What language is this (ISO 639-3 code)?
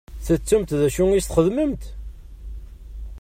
kab